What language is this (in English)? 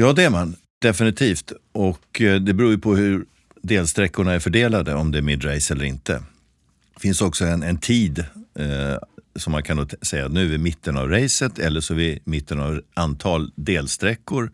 Swedish